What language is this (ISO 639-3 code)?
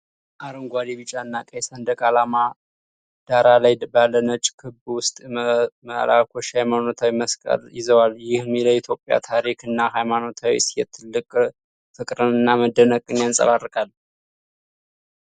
amh